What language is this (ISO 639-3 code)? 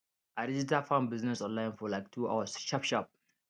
pcm